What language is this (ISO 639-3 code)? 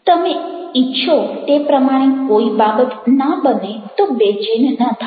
guj